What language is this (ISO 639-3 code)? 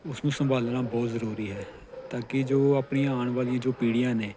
pan